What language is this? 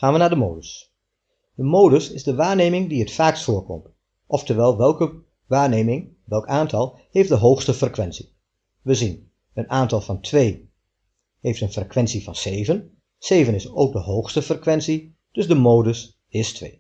Dutch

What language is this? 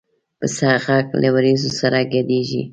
Pashto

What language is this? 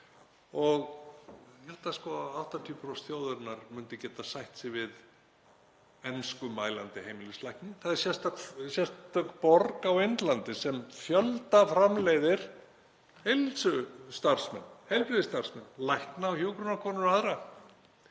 Icelandic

